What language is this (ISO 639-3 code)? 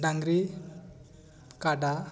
sat